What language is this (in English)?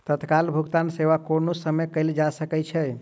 Maithili